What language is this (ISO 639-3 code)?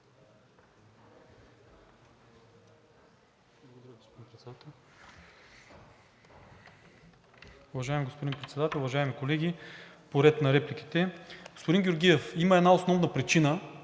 bul